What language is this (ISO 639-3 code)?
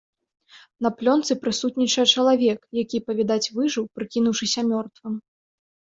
bel